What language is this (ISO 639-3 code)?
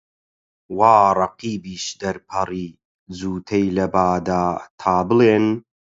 ckb